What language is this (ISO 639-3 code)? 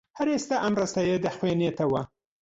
ckb